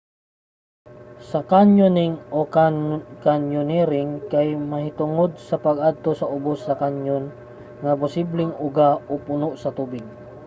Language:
Cebuano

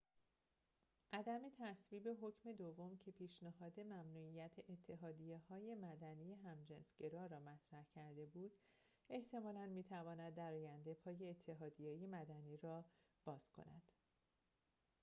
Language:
Persian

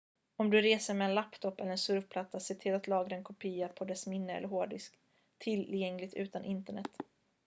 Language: Swedish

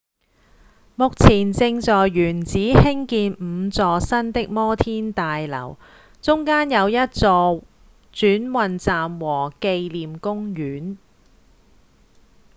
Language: Cantonese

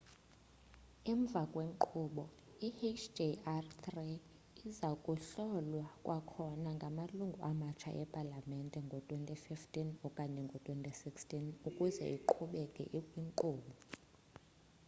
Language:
Xhosa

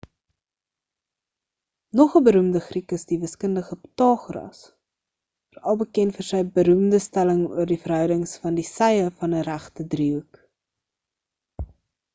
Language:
Afrikaans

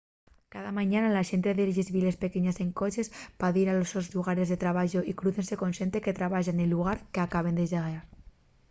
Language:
Asturian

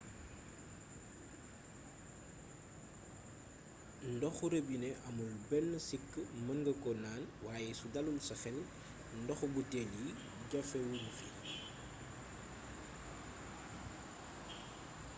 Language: Wolof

